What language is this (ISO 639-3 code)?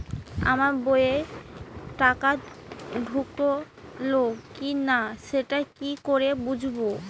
ben